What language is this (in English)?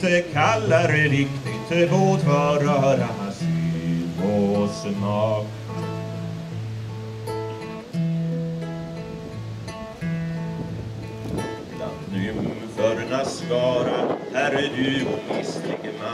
Swedish